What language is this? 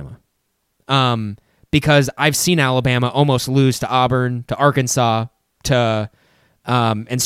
English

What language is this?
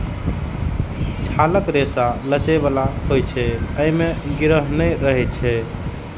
Maithili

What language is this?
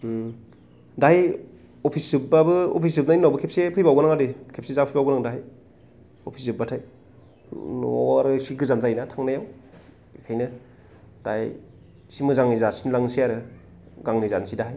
Bodo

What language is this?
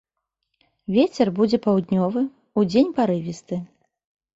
Belarusian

